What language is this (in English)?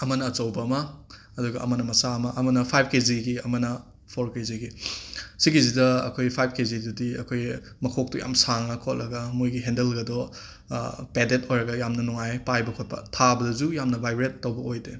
Manipuri